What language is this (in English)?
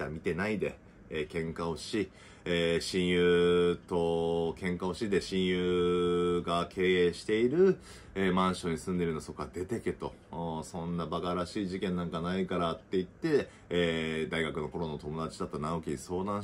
Japanese